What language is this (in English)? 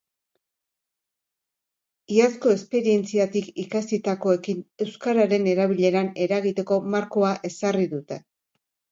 Basque